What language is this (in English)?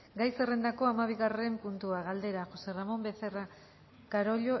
Basque